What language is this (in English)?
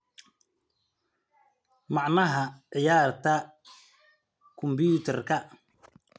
Somali